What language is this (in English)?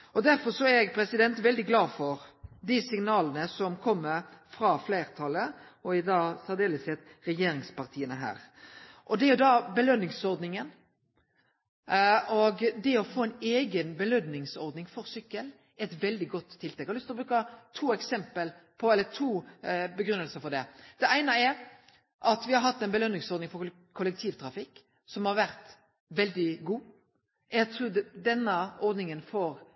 Norwegian Nynorsk